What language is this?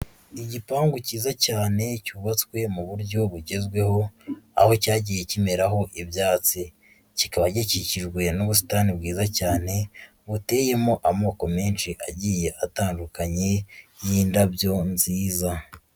Kinyarwanda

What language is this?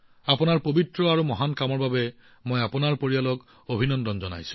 Assamese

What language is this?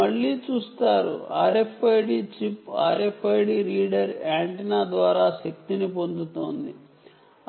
Telugu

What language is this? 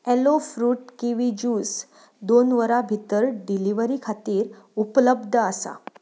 Konkani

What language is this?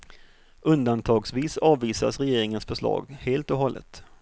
Swedish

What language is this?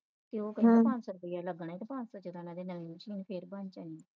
Punjabi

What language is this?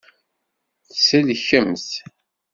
Kabyle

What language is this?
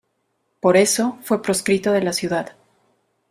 Spanish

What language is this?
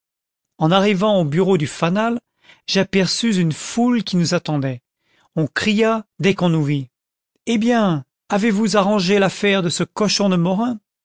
French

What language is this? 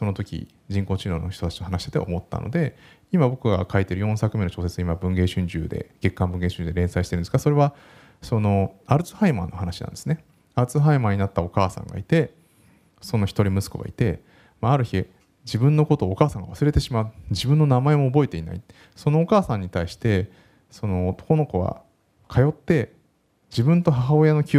Japanese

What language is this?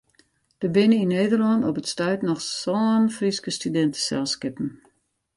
Western Frisian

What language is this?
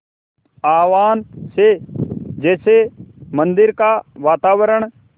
Hindi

